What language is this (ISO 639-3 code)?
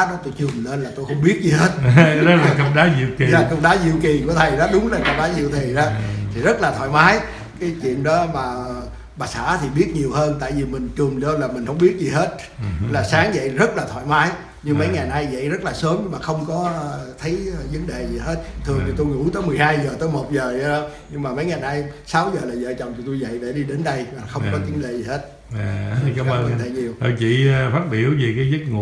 vie